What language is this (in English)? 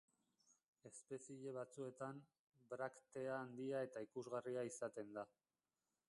Basque